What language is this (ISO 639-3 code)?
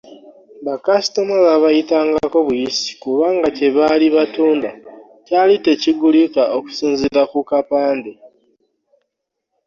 lug